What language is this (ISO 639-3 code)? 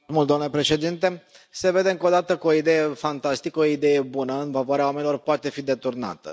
ron